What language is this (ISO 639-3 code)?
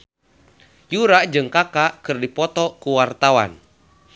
sun